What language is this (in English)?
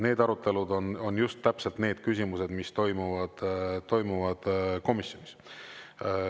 Estonian